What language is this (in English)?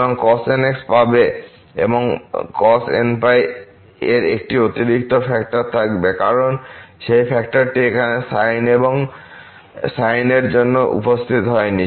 Bangla